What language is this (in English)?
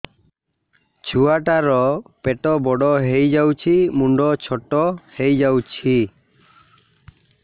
Odia